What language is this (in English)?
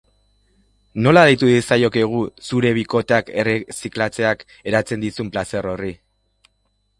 Basque